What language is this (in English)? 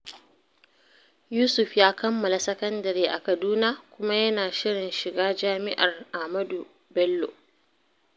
Hausa